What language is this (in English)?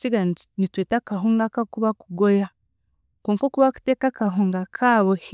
Chiga